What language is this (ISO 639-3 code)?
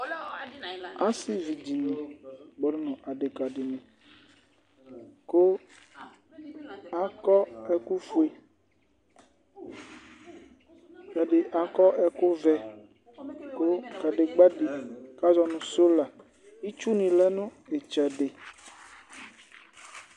kpo